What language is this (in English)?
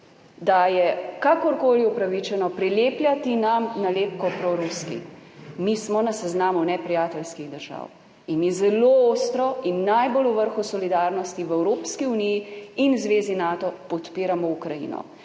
Slovenian